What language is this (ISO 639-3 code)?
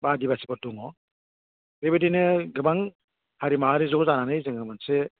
brx